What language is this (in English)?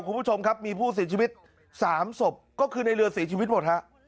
Thai